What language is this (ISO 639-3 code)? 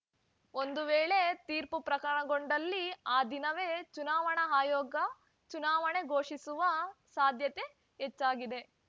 kan